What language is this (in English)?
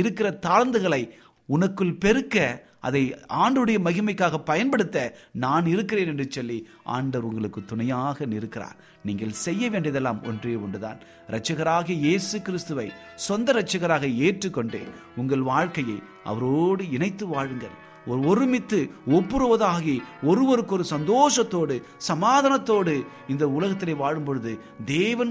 Tamil